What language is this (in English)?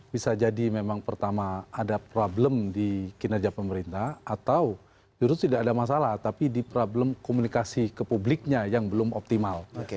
Indonesian